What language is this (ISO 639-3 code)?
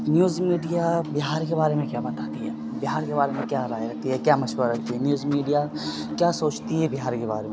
urd